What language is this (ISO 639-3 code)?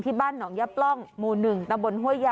tha